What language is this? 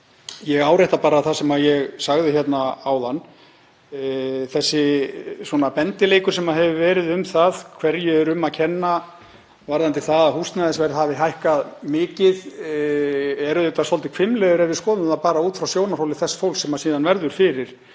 Icelandic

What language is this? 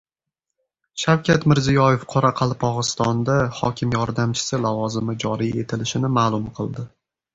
Uzbek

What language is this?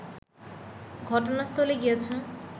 Bangla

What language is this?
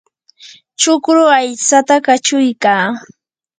Yanahuanca Pasco Quechua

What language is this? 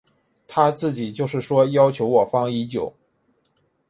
Chinese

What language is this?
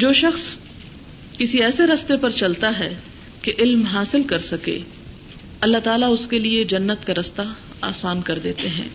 Urdu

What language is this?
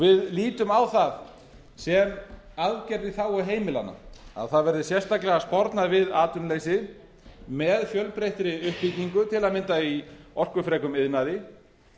Icelandic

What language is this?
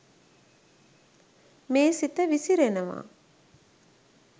Sinhala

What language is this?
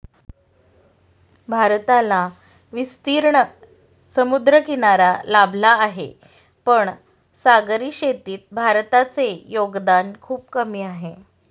Marathi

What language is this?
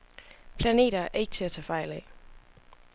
Danish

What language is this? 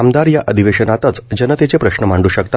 Marathi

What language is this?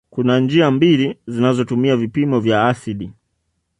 Swahili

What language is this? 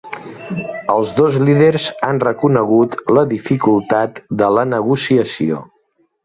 Catalan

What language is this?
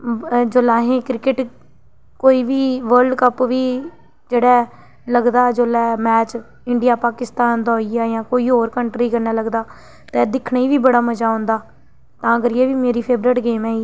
Dogri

